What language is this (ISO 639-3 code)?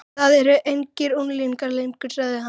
isl